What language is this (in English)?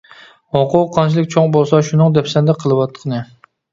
Uyghur